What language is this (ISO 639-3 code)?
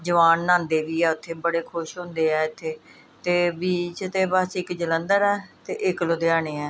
pan